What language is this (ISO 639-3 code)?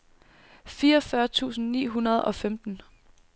dan